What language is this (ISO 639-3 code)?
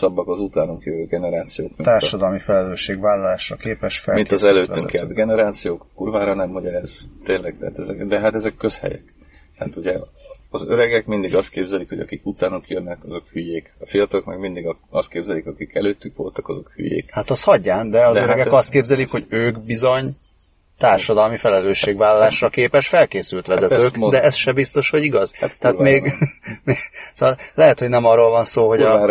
hun